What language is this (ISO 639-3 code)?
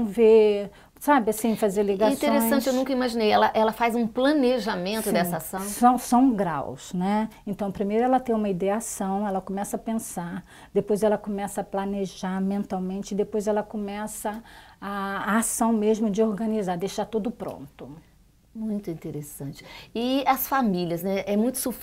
por